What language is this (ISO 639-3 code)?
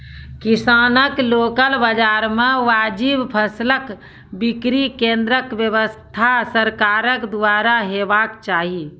mai